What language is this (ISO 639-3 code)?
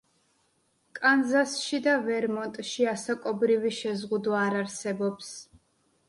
kat